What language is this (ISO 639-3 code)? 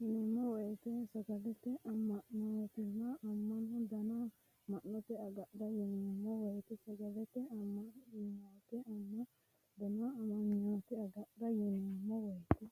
sid